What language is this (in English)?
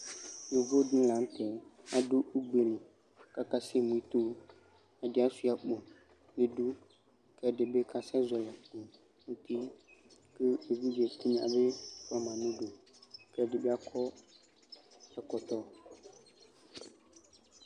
Ikposo